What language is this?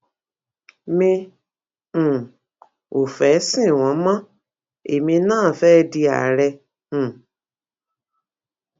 Yoruba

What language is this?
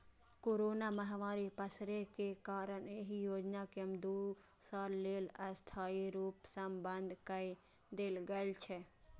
Maithili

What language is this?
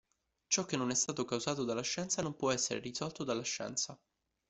Italian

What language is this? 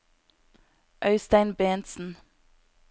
Norwegian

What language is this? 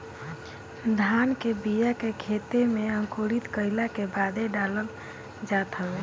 Bhojpuri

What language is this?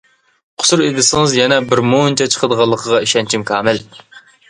Uyghur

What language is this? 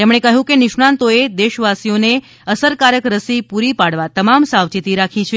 Gujarati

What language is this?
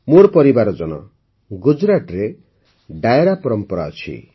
Odia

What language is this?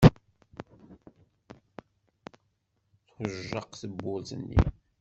Kabyle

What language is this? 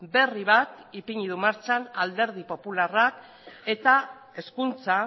Basque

